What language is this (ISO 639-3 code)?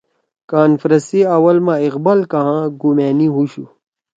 trw